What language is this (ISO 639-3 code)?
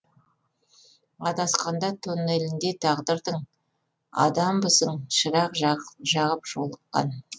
kaz